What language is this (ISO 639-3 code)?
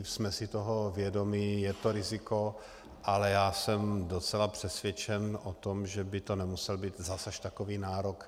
ces